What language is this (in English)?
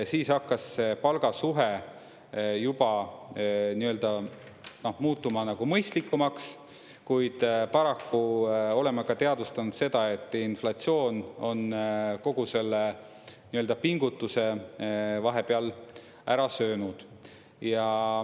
Estonian